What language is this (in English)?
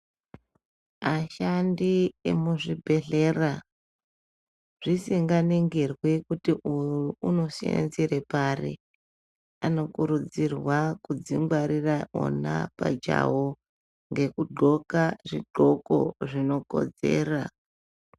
Ndau